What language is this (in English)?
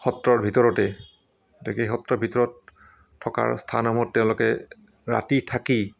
Assamese